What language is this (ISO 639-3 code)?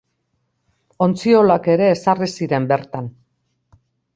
eus